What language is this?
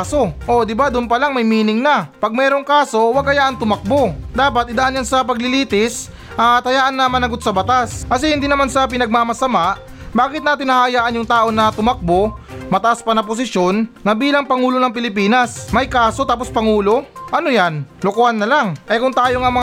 Filipino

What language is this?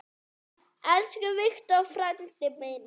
Icelandic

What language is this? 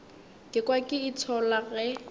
Northern Sotho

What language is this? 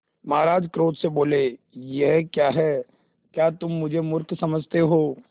Hindi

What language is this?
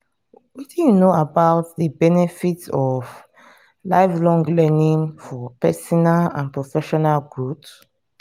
Nigerian Pidgin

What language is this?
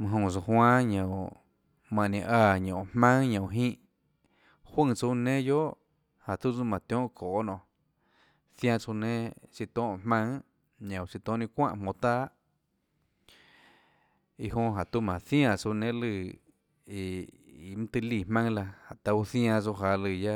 Tlacoatzintepec Chinantec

